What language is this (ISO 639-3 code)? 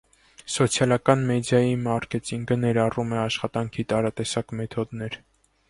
hye